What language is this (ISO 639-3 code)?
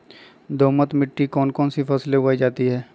mag